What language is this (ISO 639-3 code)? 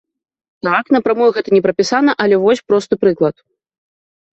bel